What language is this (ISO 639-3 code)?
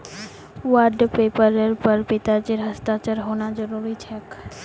mag